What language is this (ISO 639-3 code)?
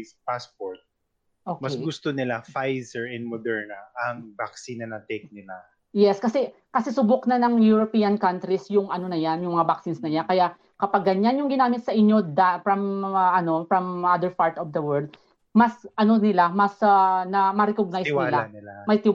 fil